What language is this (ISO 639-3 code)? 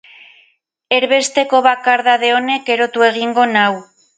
eus